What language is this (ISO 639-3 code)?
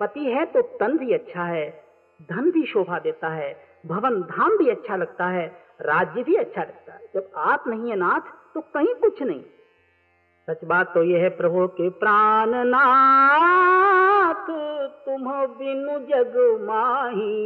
hin